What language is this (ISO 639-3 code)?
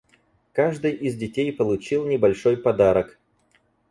rus